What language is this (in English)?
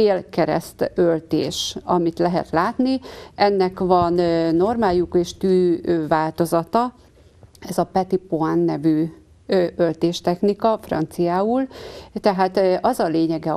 Hungarian